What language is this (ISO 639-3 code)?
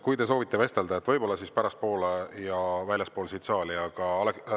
est